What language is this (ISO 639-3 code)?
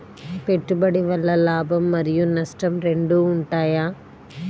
tel